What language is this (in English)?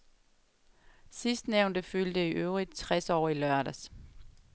Danish